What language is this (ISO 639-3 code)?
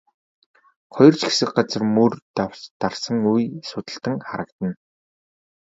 mon